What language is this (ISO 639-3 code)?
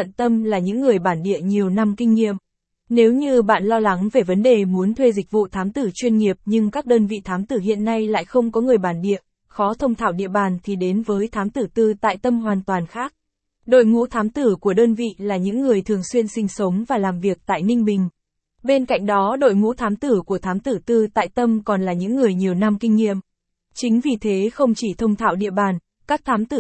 vie